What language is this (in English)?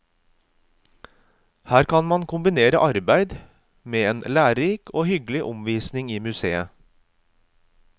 Norwegian